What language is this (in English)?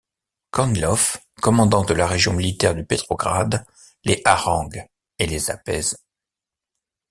French